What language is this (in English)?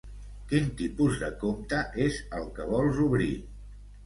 Catalan